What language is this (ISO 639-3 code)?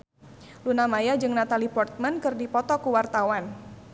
sun